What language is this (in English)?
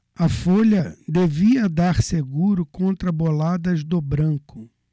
Portuguese